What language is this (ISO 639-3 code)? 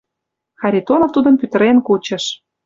chm